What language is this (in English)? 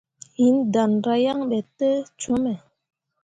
Mundang